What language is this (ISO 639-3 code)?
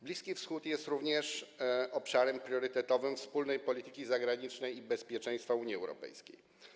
pol